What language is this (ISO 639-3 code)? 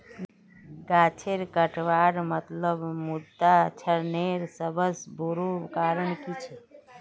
mag